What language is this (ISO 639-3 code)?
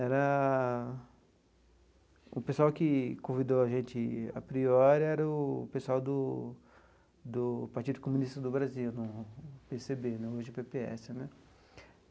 por